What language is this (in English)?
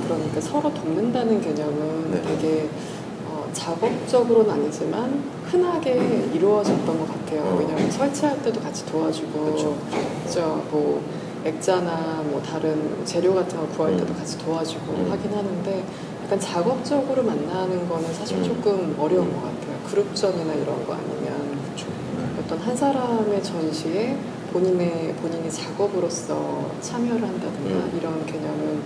Korean